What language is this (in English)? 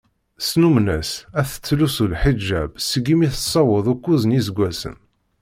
Kabyle